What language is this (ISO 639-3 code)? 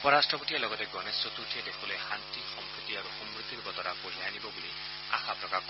asm